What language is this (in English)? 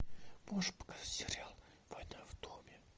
Russian